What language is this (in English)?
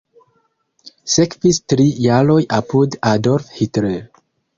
Esperanto